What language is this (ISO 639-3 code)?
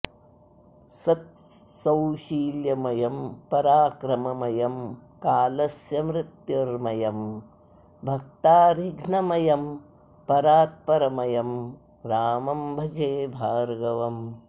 san